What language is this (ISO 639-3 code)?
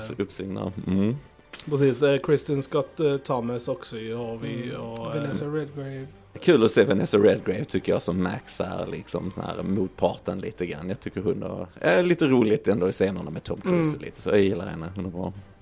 swe